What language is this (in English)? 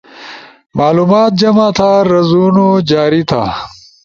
Ushojo